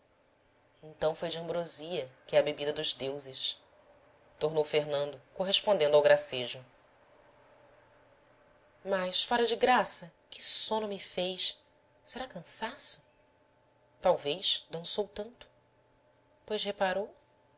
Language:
Portuguese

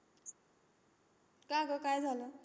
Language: Marathi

